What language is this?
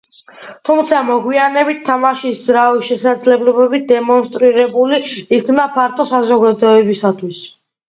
Georgian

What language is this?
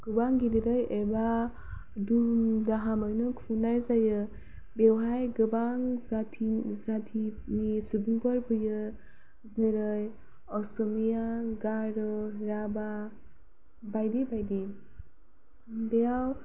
Bodo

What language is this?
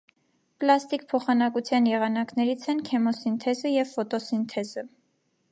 Armenian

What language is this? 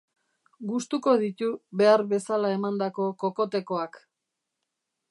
Basque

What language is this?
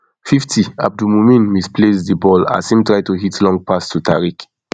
Nigerian Pidgin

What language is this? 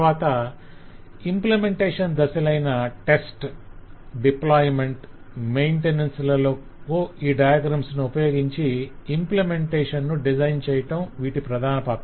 Telugu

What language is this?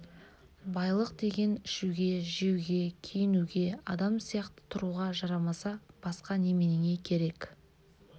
Kazakh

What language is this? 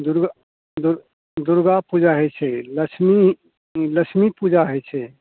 Maithili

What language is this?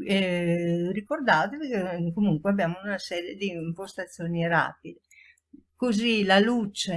Italian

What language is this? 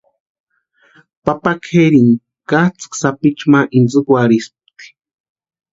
Western Highland Purepecha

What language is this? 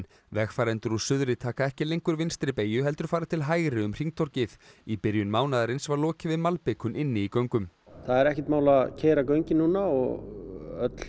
Icelandic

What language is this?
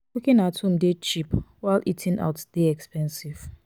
Nigerian Pidgin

